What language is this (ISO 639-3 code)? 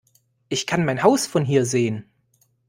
deu